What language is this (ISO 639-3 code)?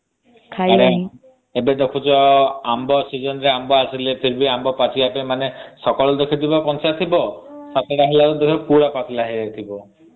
ori